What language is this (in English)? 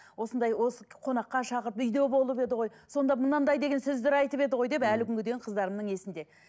Kazakh